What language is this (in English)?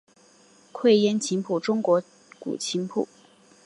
Chinese